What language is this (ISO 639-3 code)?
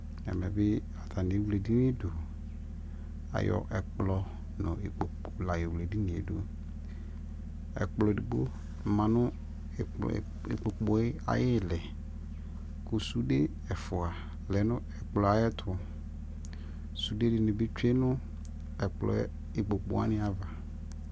kpo